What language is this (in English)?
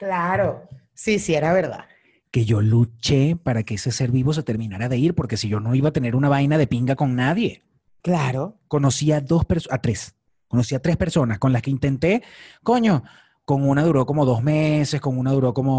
Spanish